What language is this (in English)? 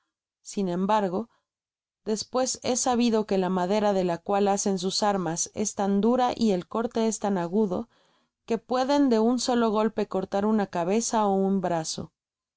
Spanish